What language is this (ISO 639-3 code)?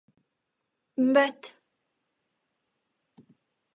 lav